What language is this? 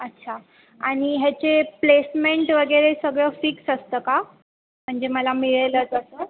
Marathi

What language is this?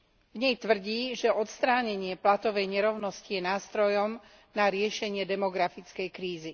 Slovak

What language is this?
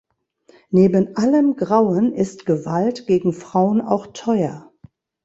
German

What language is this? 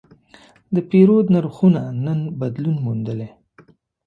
Pashto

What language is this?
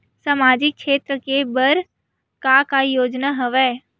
Chhattisgarhi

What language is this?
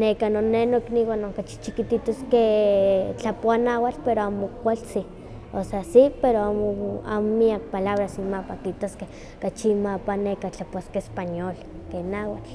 Huaxcaleca Nahuatl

